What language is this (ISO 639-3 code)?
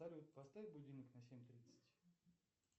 rus